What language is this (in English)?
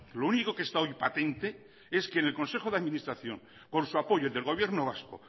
Spanish